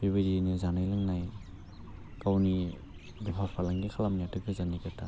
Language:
Bodo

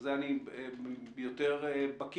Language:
Hebrew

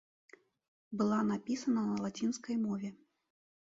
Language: Belarusian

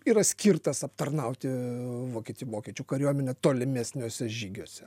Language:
Lithuanian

